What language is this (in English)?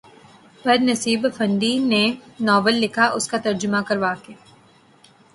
Urdu